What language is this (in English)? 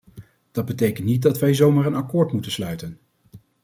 Dutch